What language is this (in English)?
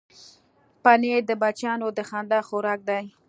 Pashto